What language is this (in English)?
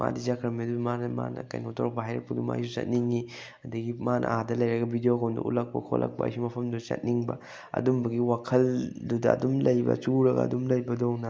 Manipuri